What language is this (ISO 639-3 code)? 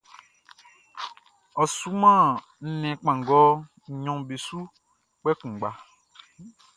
bci